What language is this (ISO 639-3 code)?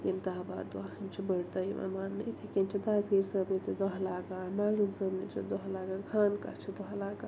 kas